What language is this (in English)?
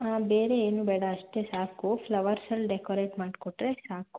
Kannada